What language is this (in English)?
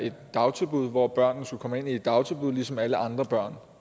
Danish